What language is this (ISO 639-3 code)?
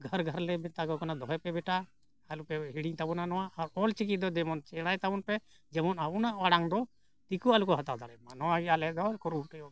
sat